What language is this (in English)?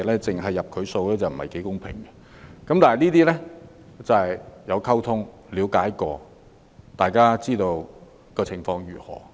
Cantonese